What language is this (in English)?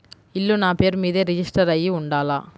Telugu